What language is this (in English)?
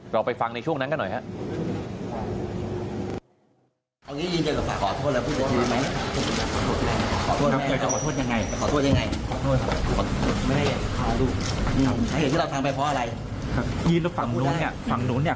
Thai